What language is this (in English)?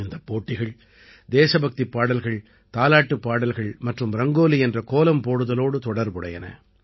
Tamil